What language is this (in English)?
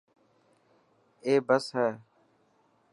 Dhatki